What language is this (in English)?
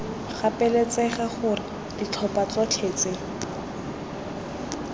Tswana